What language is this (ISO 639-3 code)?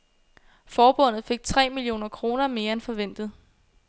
dan